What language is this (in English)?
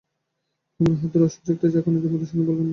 Bangla